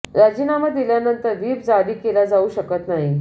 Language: Marathi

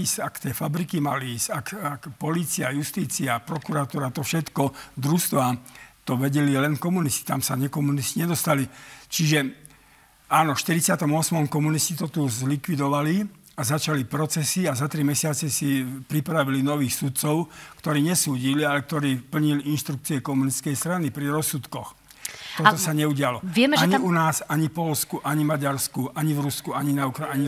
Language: Slovak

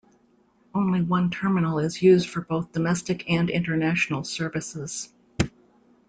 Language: English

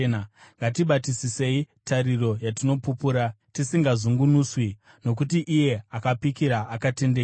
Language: Shona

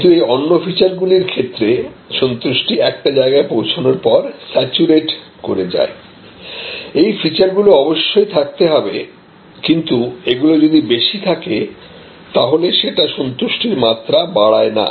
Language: Bangla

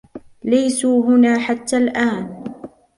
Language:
Arabic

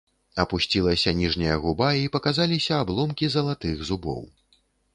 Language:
Belarusian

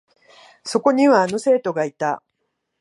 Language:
Japanese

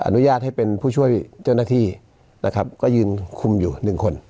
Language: Thai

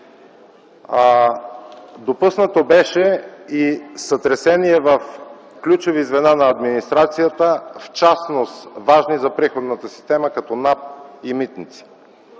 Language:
Bulgarian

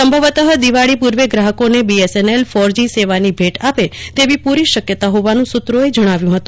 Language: Gujarati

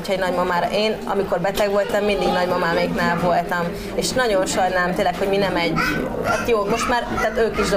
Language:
Hungarian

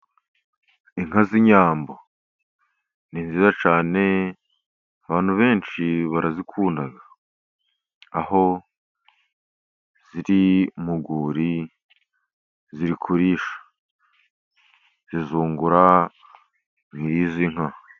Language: Kinyarwanda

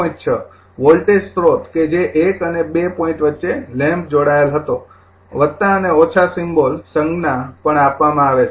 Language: Gujarati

